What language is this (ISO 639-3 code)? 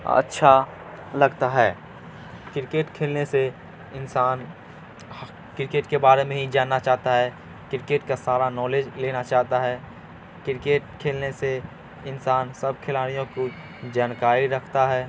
urd